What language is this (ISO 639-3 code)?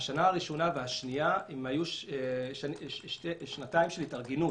heb